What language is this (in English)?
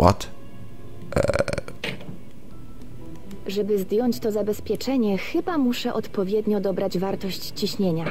Polish